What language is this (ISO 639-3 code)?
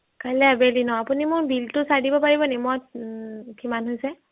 asm